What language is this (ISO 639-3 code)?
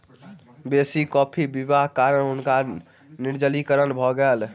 mai